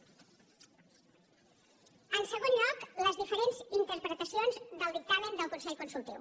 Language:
Catalan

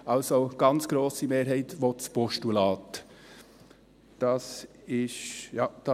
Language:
Swiss German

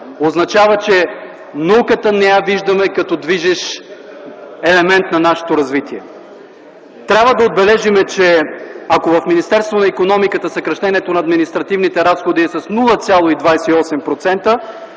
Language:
Bulgarian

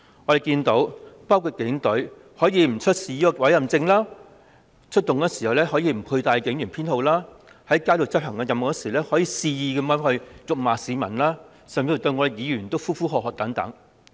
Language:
Cantonese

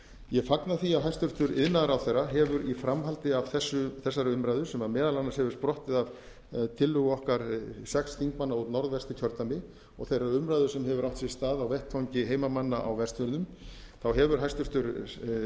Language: Icelandic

